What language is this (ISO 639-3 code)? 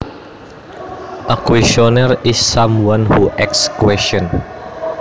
jav